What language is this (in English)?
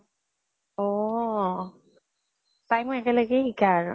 Assamese